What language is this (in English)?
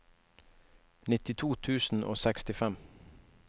Norwegian